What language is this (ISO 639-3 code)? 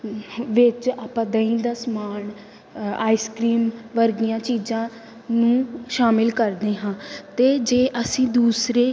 pan